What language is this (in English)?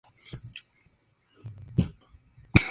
Spanish